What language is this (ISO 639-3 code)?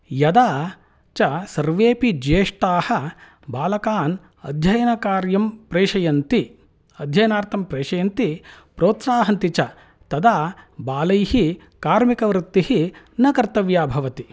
san